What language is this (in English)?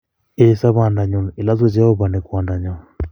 Kalenjin